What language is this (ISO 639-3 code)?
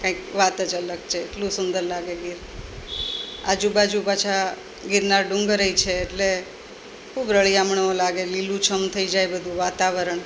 guj